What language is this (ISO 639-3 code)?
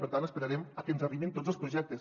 cat